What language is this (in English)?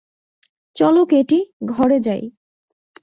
Bangla